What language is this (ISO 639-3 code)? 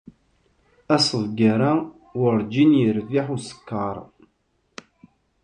kab